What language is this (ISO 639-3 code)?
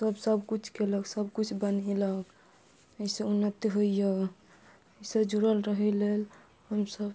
mai